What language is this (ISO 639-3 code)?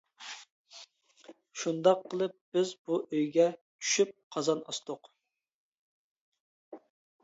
uig